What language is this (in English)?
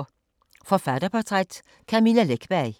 Danish